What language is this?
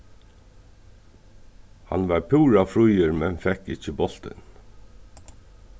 Faroese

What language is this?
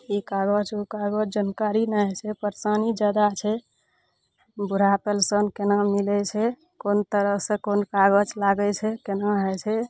Maithili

